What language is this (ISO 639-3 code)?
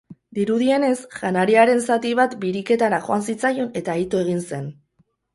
eus